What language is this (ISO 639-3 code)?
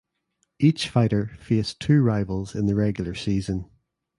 eng